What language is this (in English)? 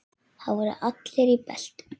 Icelandic